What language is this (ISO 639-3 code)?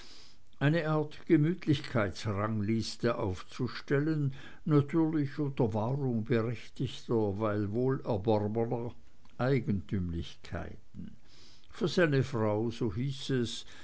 deu